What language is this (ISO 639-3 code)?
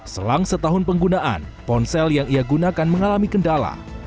ind